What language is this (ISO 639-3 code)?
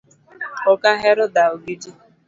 luo